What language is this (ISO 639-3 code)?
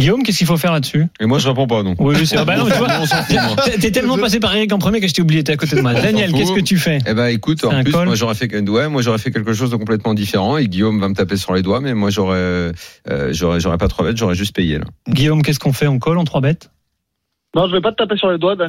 fra